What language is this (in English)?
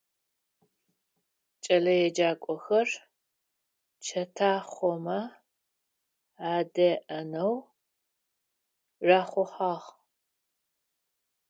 Adyghe